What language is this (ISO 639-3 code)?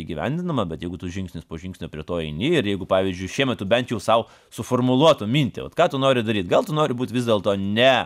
lit